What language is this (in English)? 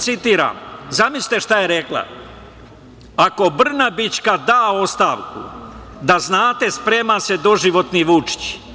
Serbian